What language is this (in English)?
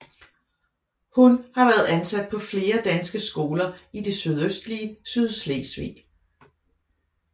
Danish